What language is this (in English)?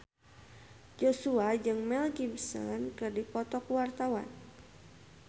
Sundanese